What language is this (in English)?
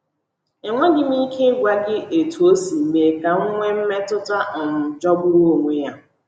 Igbo